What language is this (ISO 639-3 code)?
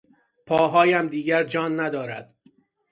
fas